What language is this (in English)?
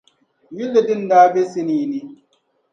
Dagbani